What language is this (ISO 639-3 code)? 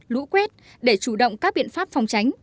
vie